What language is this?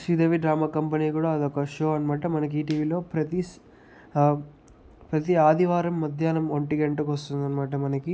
Telugu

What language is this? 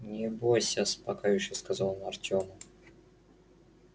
Russian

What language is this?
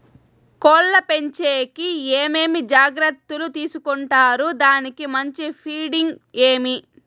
Telugu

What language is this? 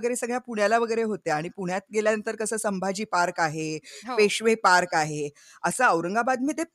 Marathi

